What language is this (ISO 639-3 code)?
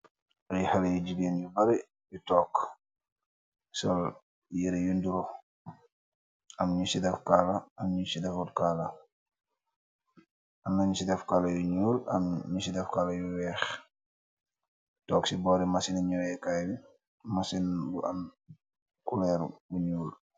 wol